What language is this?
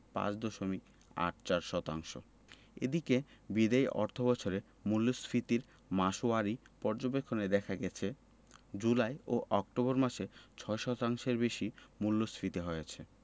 Bangla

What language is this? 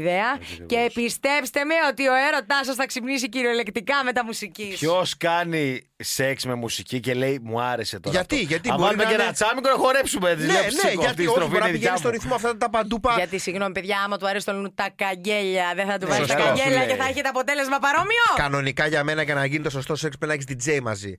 Greek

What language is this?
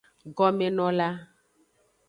Aja (Benin)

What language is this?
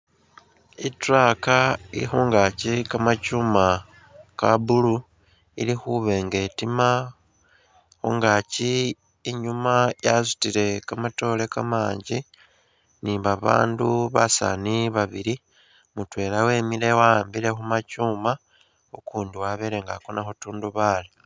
Masaaba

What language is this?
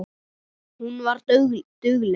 Icelandic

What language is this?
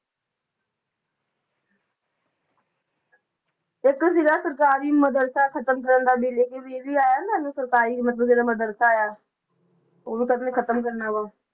Punjabi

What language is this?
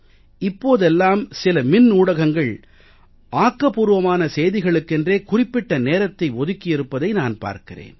Tamil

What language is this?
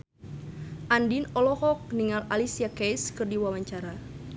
Sundanese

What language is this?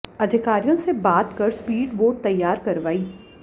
Hindi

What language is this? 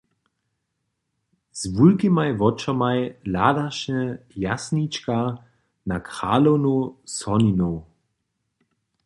Upper Sorbian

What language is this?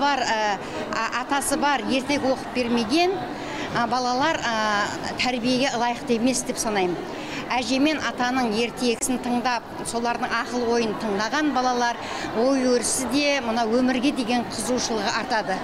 Turkish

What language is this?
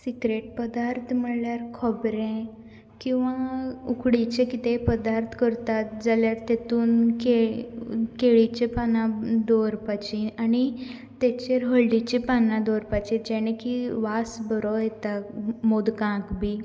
Konkani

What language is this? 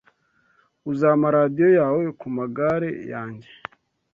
Kinyarwanda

